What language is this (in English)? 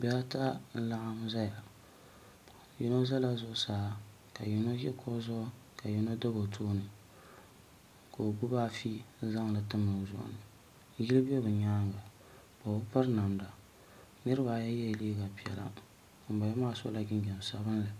Dagbani